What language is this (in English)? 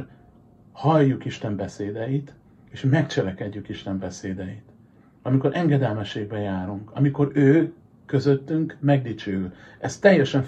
Hungarian